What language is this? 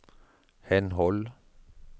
Norwegian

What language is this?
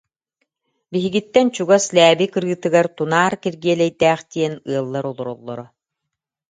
Yakut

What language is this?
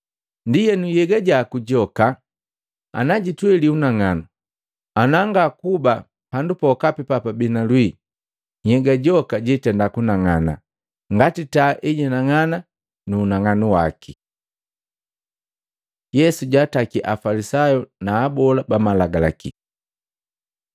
Matengo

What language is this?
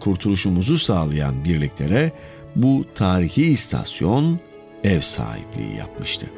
Turkish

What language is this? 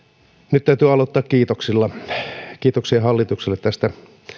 Finnish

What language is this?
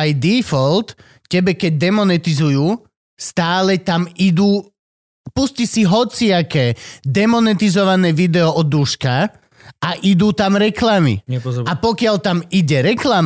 Slovak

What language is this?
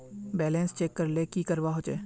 Magahi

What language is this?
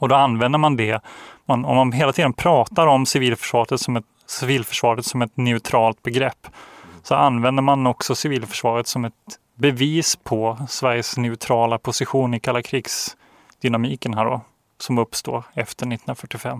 Swedish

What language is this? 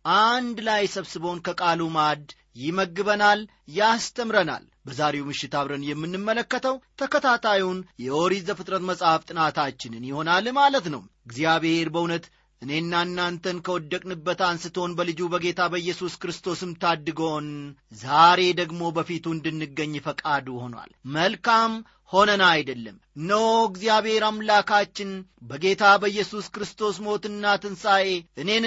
Amharic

